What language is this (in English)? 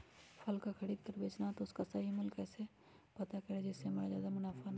Magahi